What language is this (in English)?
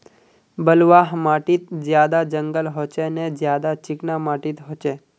Magahi